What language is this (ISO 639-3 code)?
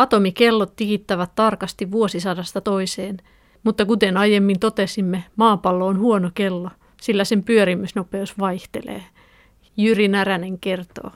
fin